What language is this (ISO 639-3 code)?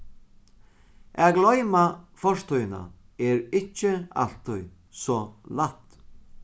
fao